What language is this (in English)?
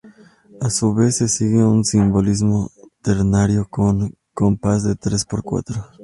Spanish